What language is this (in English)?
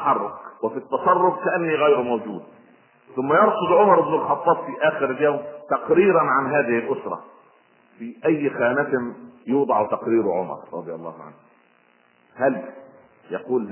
Arabic